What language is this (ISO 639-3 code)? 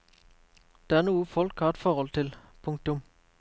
nor